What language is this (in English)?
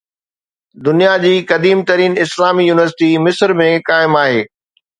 Sindhi